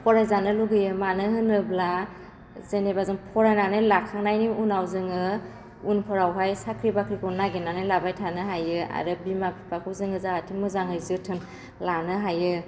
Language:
Bodo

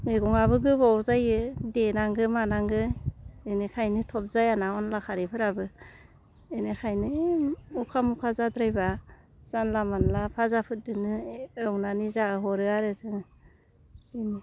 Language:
Bodo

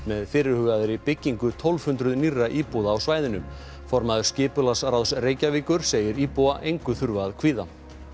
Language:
Icelandic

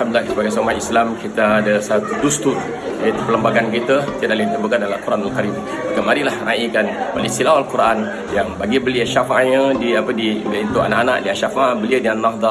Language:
Malay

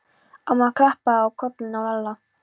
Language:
Icelandic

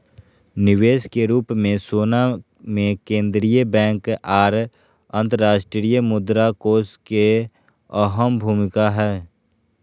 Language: Magahi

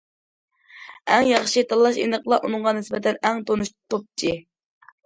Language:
Uyghur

